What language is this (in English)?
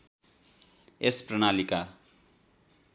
Nepali